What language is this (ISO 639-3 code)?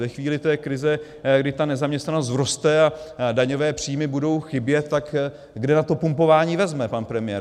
ces